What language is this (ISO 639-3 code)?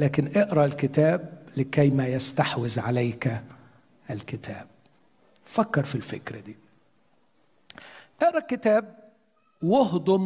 ara